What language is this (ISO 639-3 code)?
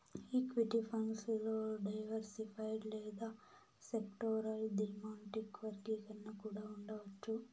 tel